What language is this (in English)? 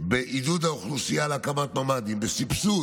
Hebrew